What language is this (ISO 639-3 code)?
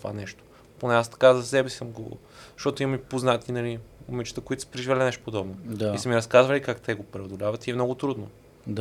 bul